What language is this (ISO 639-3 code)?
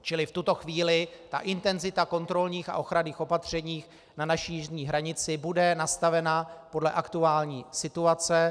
ces